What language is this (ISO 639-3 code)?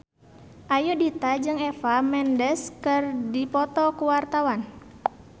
sun